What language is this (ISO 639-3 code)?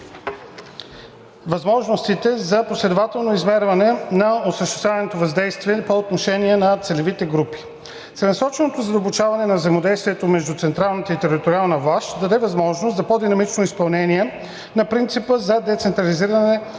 bul